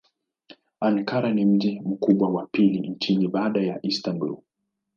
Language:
Swahili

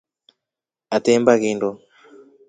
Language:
Rombo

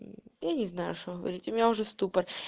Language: Russian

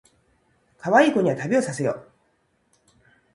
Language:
Japanese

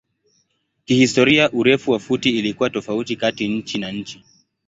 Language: Swahili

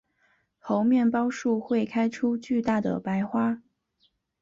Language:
Chinese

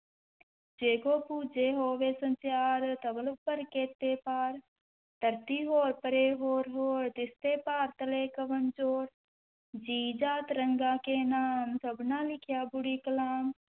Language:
Punjabi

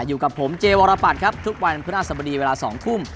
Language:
Thai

